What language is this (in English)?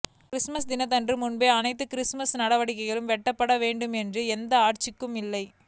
Tamil